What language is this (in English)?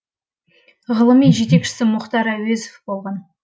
Kazakh